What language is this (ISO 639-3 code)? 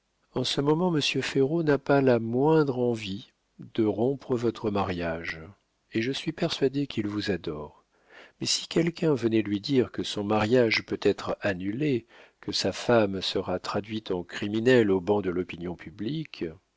fra